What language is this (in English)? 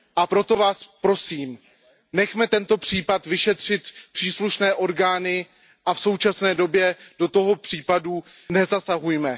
Czech